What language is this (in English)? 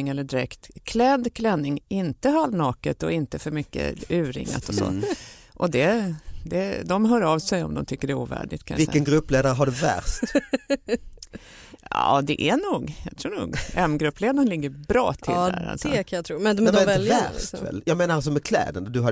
Swedish